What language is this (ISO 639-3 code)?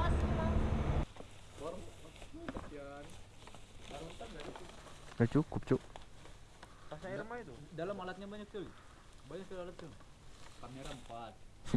ind